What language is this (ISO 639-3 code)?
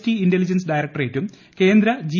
mal